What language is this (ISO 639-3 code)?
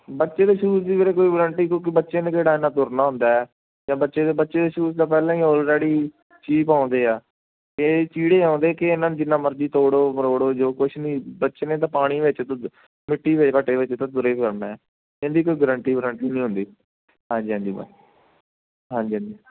pan